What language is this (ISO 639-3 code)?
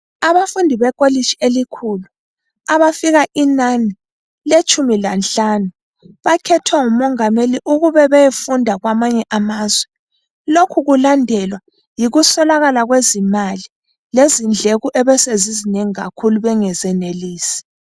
nde